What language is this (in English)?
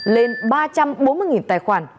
Vietnamese